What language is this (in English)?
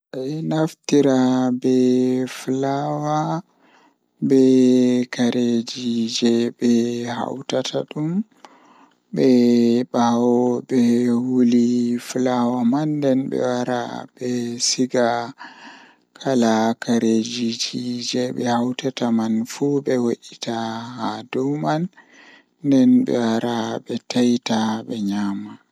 Fula